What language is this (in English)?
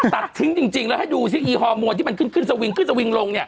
Thai